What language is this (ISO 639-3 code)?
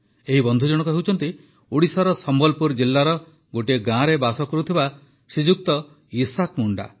ori